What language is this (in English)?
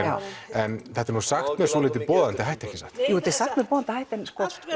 Icelandic